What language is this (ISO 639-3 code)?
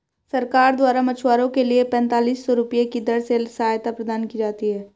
hin